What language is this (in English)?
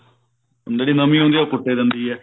Punjabi